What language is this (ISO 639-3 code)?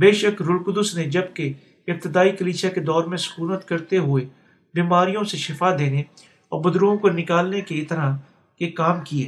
urd